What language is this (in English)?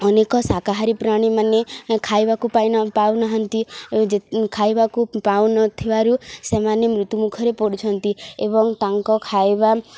Odia